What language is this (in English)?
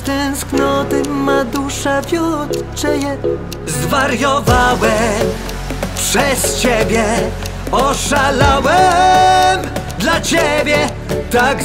Polish